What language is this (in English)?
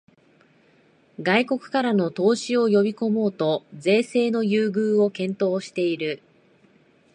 Japanese